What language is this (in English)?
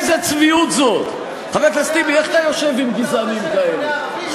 Hebrew